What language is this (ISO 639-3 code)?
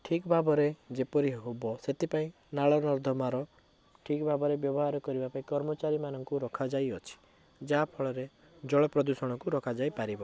ori